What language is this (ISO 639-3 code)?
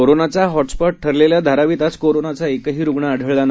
mar